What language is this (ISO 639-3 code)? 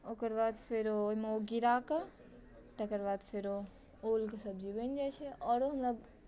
mai